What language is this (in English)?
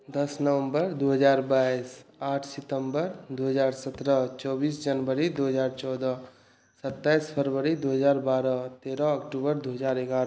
Maithili